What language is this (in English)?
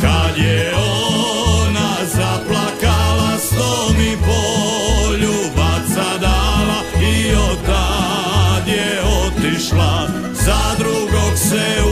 Croatian